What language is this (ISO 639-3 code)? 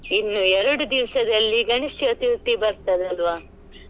kan